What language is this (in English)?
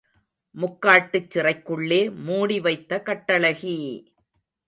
Tamil